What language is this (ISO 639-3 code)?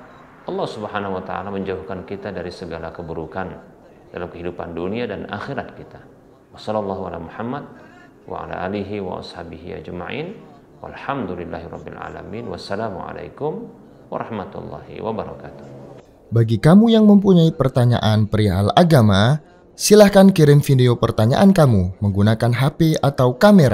ind